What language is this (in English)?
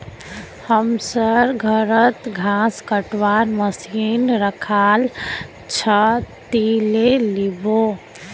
Magahi